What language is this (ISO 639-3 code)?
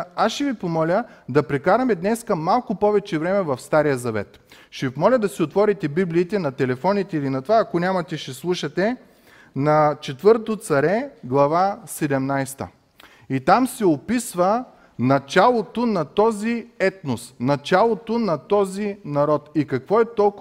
bul